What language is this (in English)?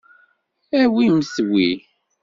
Kabyle